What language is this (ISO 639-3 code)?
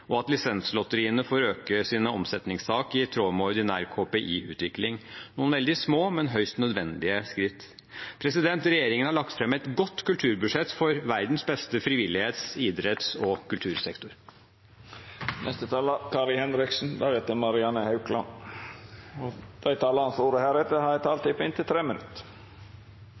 nor